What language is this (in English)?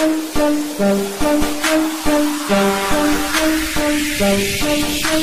Indonesian